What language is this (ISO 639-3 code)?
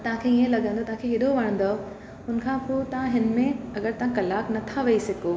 snd